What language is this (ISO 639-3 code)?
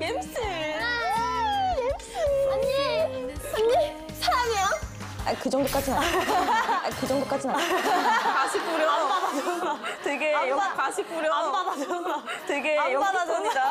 kor